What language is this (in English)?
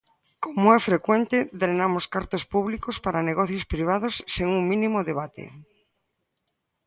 Galician